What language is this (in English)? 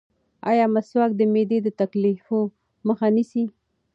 Pashto